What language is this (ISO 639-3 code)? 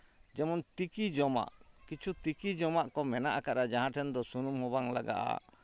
sat